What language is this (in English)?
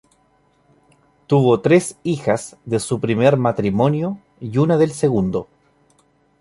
Spanish